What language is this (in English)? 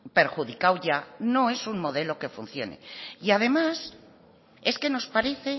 Spanish